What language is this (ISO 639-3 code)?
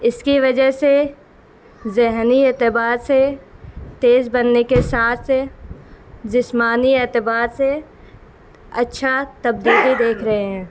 urd